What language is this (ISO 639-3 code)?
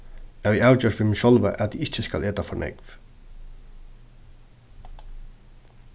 fao